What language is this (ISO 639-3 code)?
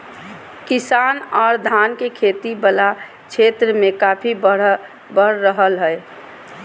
mag